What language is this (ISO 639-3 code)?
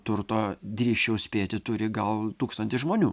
lit